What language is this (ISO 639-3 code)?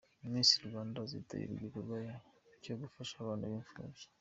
kin